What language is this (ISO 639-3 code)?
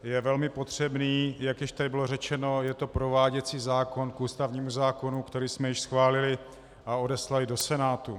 ces